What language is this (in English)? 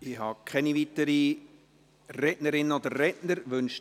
Swiss German